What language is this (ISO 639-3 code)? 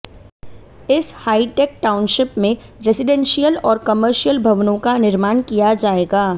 hin